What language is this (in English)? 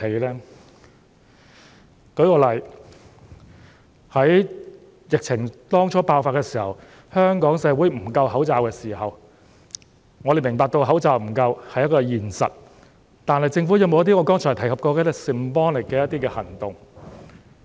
Cantonese